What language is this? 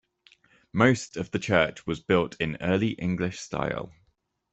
English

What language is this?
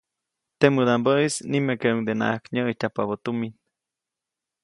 Copainalá Zoque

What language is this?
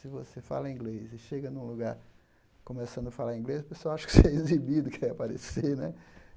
Portuguese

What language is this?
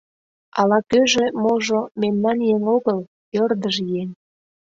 Mari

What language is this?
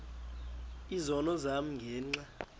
Xhosa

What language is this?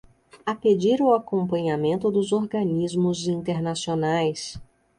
Portuguese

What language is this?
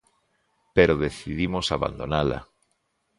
Galician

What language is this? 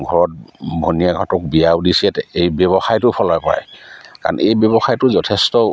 Assamese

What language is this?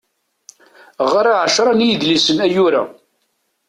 Kabyle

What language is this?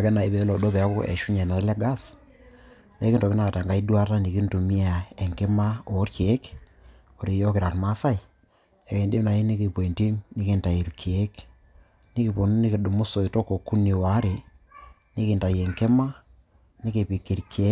Masai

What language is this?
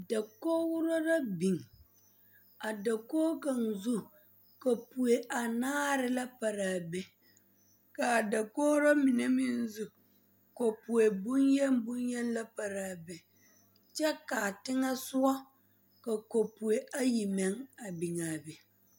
Southern Dagaare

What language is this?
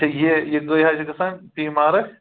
Kashmiri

